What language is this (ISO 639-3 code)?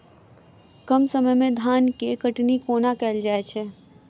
mai